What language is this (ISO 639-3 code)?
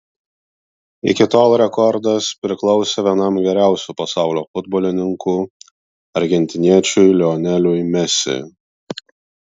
lit